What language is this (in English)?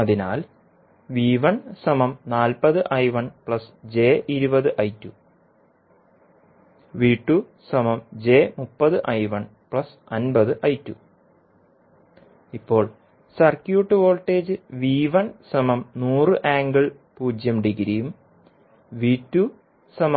Malayalam